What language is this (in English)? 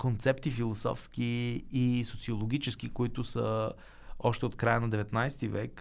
Bulgarian